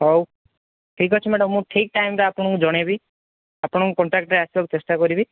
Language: Odia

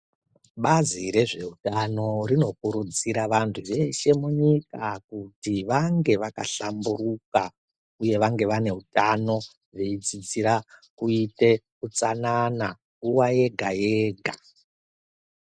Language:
Ndau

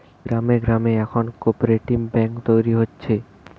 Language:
Bangla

